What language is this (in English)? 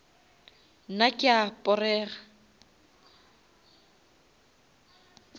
Northern Sotho